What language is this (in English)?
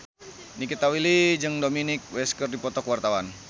Sundanese